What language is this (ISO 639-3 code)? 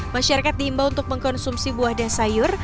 ind